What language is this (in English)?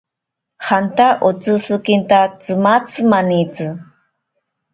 Ashéninka Perené